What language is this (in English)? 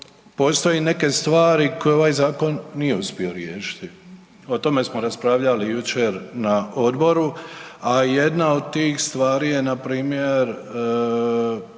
Croatian